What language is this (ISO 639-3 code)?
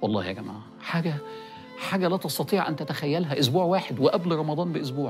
ara